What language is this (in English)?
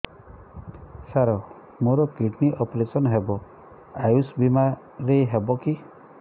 Odia